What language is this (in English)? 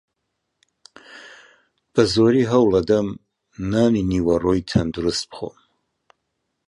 Central Kurdish